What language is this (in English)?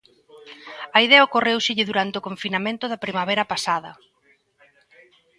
Galician